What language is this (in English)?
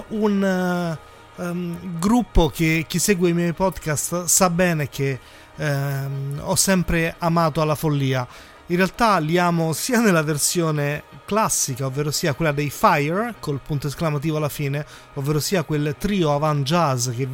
Italian